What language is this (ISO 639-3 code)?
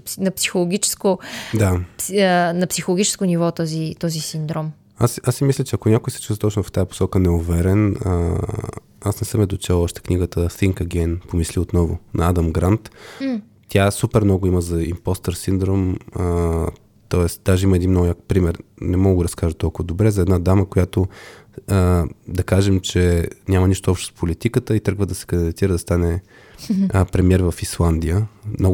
bul